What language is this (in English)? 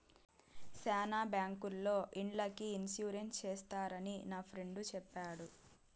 Telugu